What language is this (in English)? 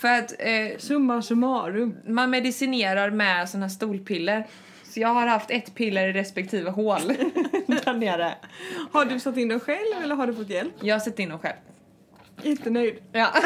Swedish